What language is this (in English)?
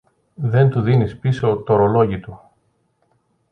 Greek